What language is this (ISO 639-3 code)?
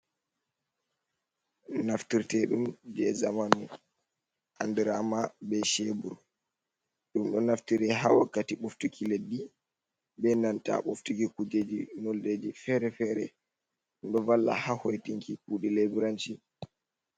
ful